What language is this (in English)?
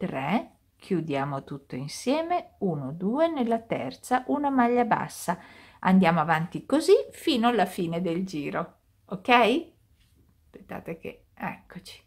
Italian